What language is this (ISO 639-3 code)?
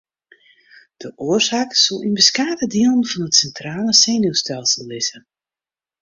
fry